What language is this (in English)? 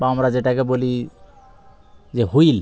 Bangla